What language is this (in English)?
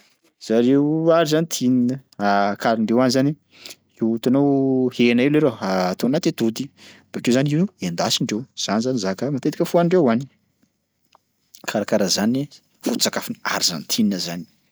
Sakalava Malagasy